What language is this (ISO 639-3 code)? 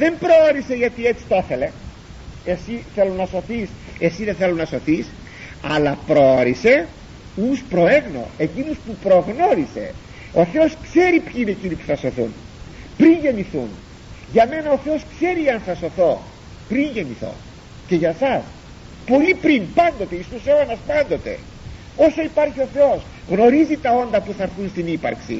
ell